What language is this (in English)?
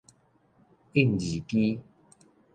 Min Nan Chinese